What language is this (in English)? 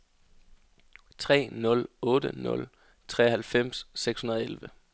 Danish